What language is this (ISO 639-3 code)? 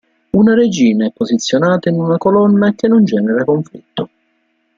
ita